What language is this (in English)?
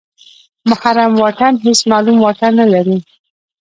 Pashto